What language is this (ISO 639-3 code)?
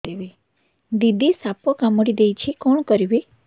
ori